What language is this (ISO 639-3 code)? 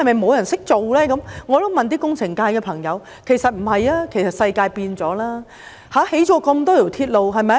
yue